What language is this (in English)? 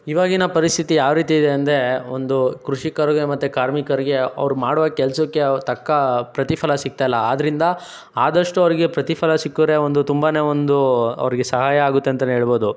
Kannada